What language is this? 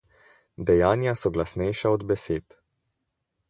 Slovenian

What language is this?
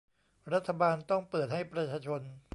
Thai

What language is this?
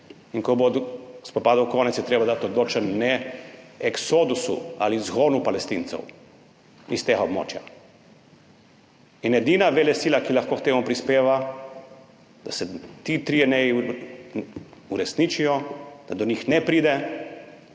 Slovenian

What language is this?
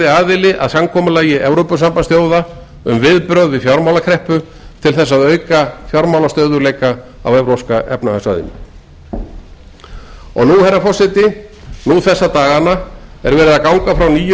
Icelandic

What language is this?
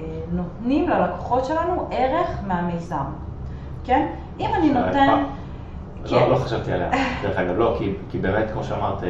Hebrew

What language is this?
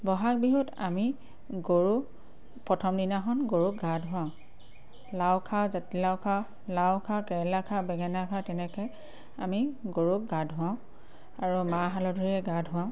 Assamese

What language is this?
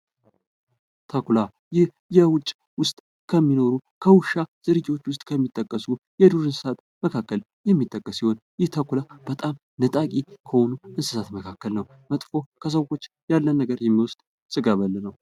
Amharic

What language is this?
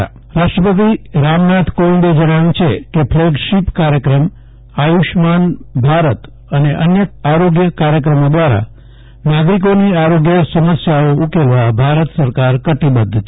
Gujarati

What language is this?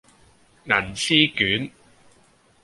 Cantonese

